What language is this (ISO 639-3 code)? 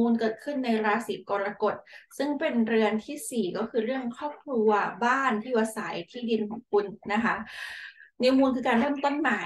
tha